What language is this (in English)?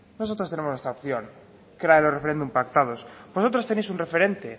Spanish